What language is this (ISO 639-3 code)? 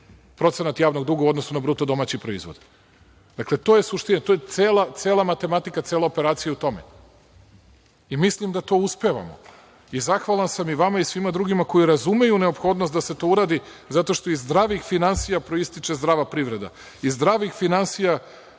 srp